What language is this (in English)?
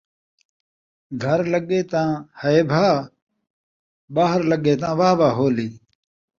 Saraiki